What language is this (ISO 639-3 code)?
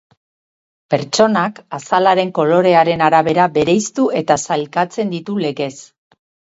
eus